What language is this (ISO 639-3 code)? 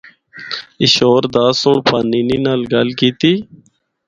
hno